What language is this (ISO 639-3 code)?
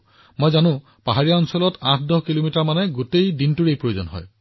asm